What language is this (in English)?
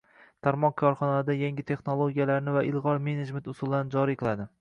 Uzbek